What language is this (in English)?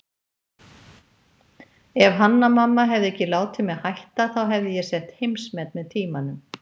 Icelandic